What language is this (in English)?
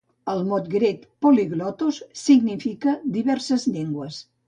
Catalan